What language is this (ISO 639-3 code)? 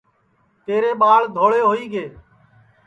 ssi